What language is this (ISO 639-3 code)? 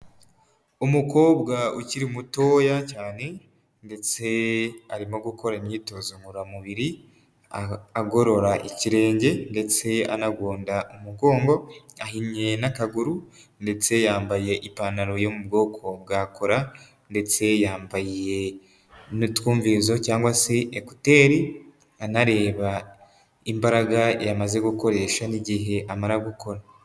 kin